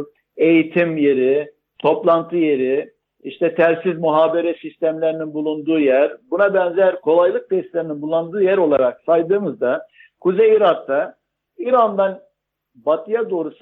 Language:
Turkish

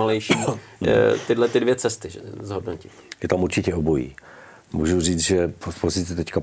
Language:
Czech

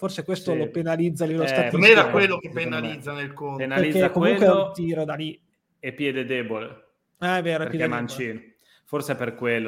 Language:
Italian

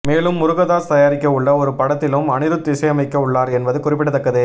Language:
Tamil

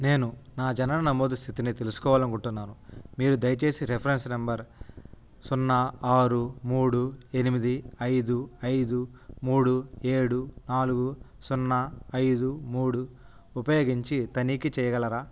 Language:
Telugu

